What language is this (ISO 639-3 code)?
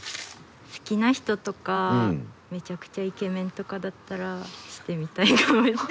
jpn